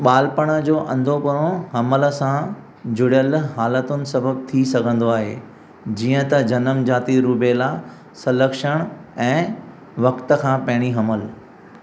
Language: Sindhi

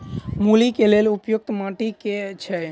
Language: Maithili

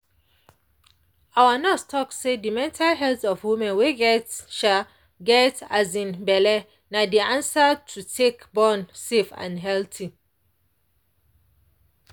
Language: Nigerian Pidgin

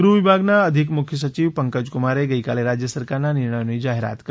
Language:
Gujarati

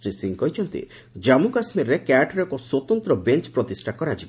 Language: Odia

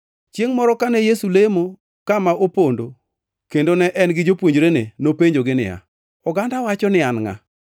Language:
Luo (Kenya and Tanzania)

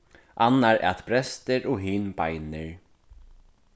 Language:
Faroese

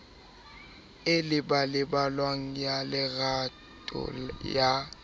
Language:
Southern Sotho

